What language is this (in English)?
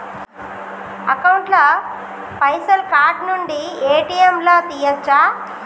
Telugu